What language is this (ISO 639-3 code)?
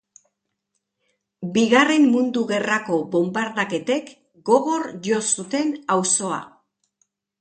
eus